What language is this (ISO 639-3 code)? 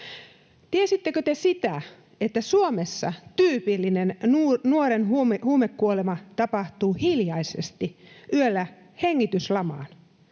fin